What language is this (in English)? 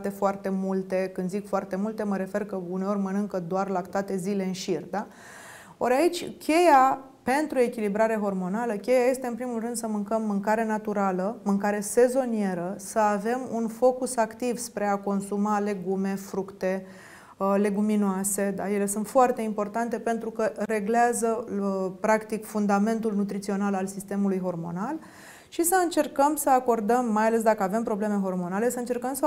Romanian